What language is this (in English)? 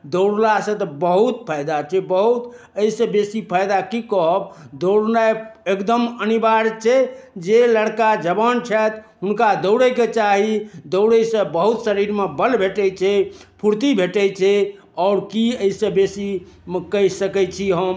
Maithili